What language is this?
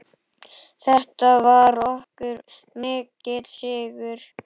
Icelandic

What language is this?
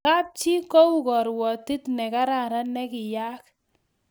Kalenjin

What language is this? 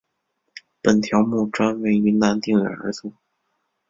Chinese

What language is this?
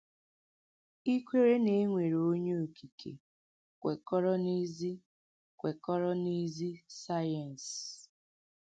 Igbo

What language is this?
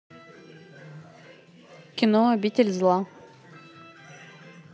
Russian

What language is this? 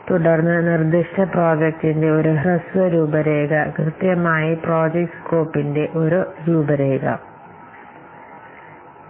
Malayalam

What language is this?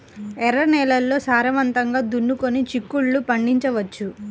Telugu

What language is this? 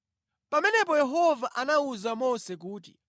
Nyanja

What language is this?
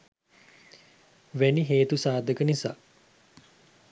Sinhala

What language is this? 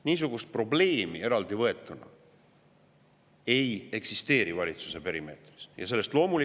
Estonian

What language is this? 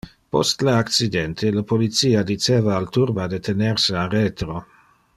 Interlingua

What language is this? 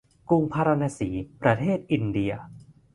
Thai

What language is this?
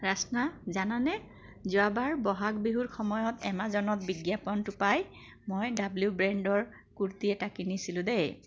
Assamese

